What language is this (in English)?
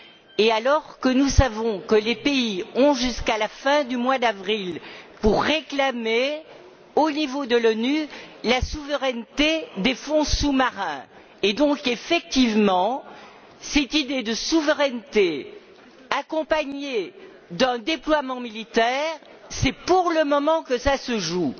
French